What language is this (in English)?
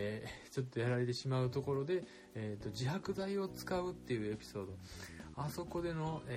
Japanese